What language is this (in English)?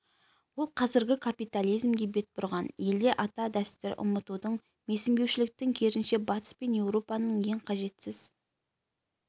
Kazakh